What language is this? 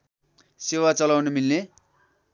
Nepali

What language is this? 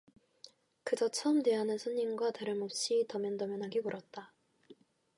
Korean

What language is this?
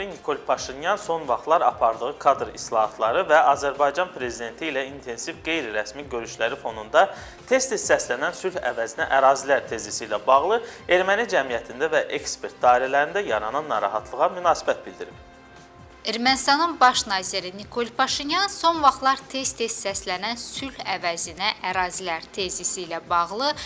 Azerbaijani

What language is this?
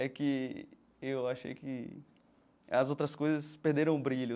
Portuguese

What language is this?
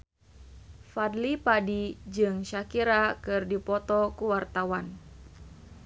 Sundanese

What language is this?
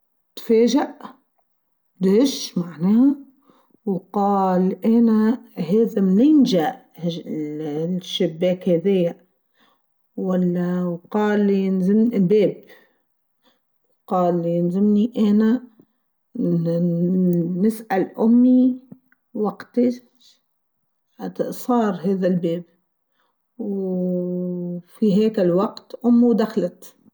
Tunisian Arabic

